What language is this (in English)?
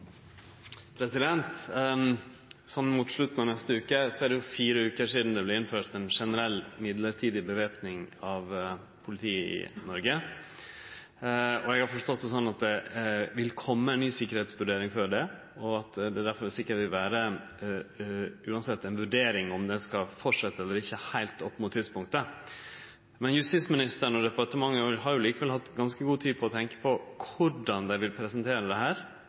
Norwegian Nynorsk